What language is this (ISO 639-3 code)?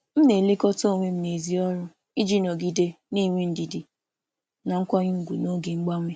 ibo